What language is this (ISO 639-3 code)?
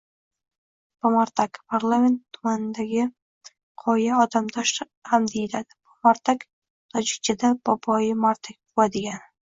uzb